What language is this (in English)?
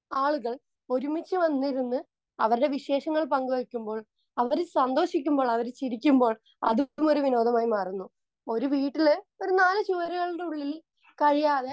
Malayalam